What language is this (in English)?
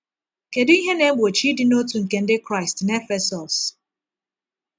Igbo